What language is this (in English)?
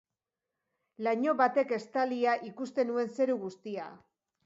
Basque